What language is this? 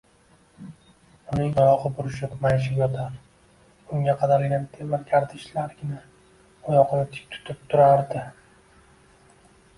Uzbek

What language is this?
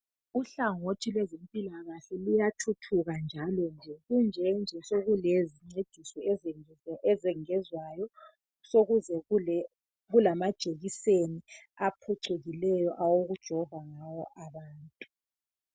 North Ndebele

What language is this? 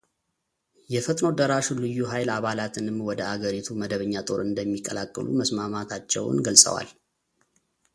Amharic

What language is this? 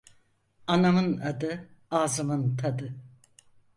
Turkish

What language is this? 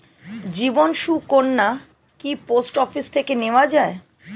Bangla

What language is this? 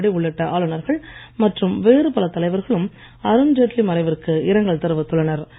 Tamil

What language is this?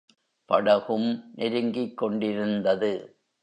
Tamil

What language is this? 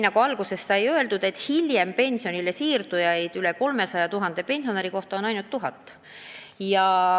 Estonian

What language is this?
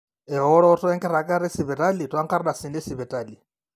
Masai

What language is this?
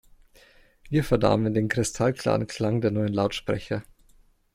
German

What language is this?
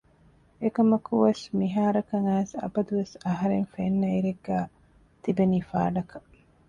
Divehi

